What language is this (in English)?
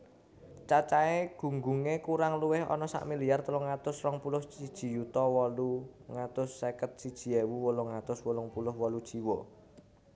Javanese